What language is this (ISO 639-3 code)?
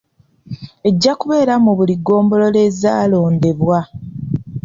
lug